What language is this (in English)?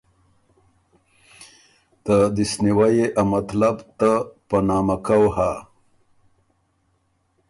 Ormuri